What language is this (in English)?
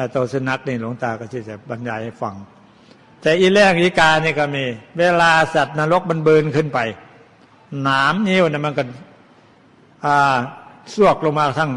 Thai